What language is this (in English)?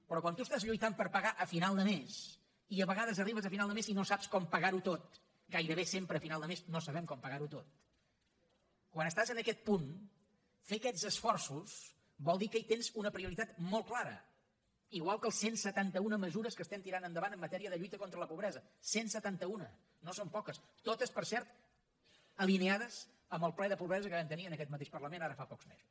Catalan